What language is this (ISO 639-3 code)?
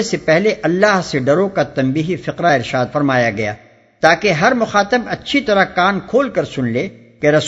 urd